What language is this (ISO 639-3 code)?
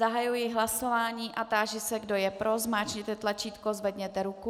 ces